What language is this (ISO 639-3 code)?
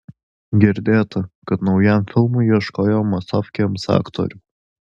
lit